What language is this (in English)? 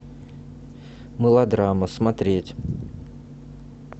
Russian